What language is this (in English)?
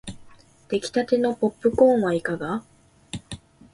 Japanese